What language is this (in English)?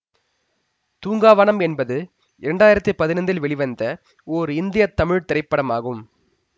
Tamil